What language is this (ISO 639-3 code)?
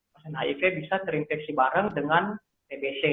ind